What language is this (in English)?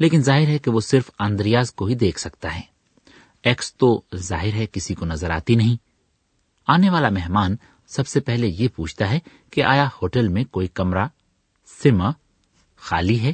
Urdu